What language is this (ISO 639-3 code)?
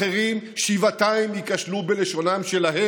heb